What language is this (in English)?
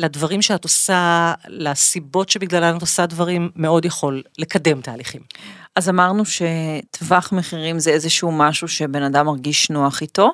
Hebrew